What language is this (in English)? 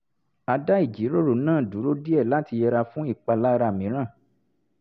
Yoruba